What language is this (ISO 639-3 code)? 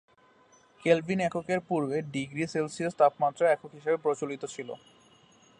ben